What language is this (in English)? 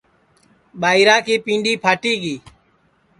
Sansi